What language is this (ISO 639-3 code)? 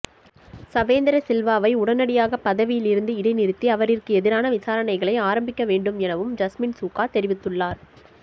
tam